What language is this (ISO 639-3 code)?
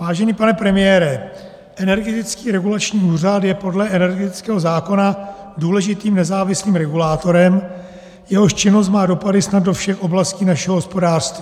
ces